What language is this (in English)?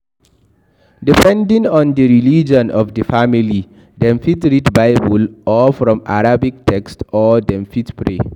Nigerian Pidgin